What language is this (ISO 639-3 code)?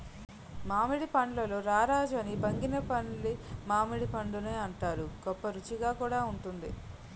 tel